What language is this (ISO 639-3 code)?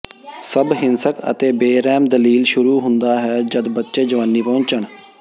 pan